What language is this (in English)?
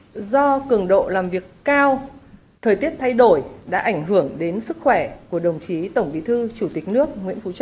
Vietnamese